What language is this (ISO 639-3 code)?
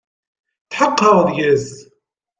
kab